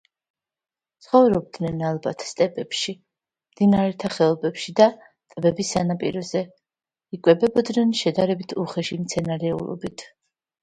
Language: Georgian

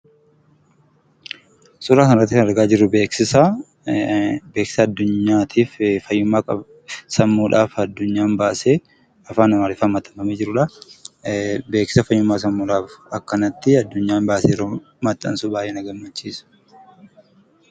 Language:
Oromo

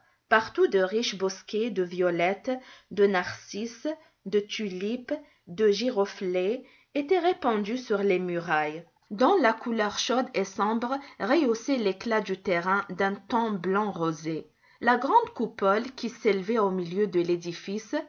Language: French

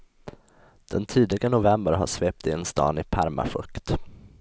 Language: Swedish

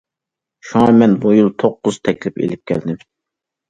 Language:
Uyghur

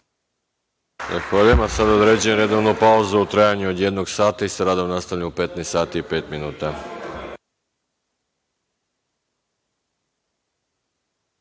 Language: Serbian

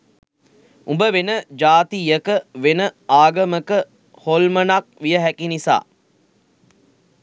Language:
Sinhala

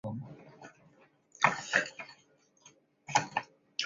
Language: Chinese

